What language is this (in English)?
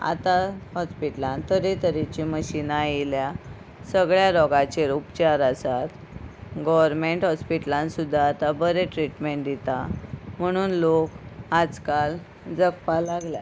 Konkani